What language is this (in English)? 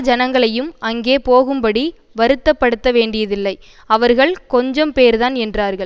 Tamil